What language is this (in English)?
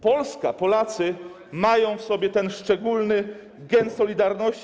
Polish